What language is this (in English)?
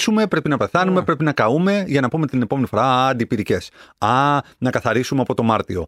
Greek